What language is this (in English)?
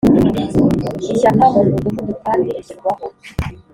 Kinyarwanda